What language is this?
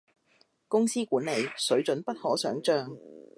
Cantonese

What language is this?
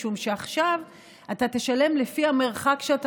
Hebrew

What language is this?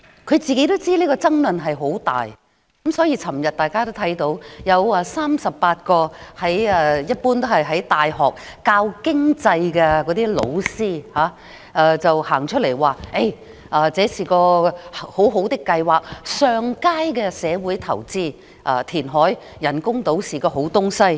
Cantonese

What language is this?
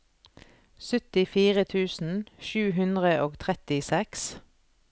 Norwegian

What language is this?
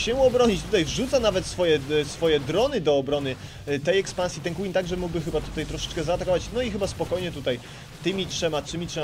Polish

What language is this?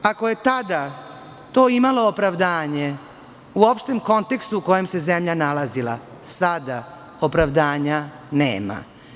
Serbian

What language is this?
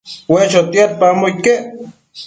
Matsés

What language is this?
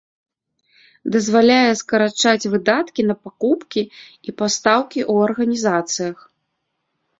Belarusian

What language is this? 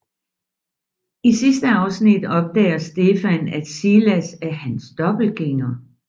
Danish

